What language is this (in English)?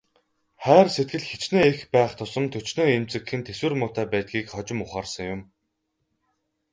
Mongolian